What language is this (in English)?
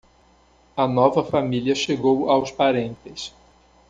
Portuguese